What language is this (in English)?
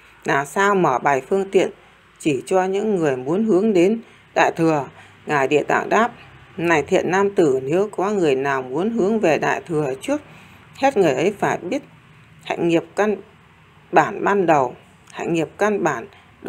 Vietnamese